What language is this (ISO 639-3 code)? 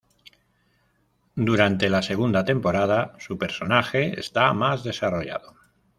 spa